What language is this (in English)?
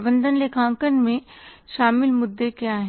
Hindi